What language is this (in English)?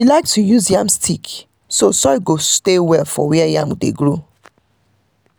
Nigerian Pidgin